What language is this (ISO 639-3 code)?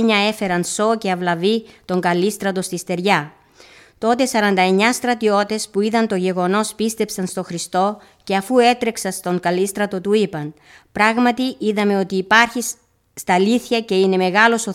ell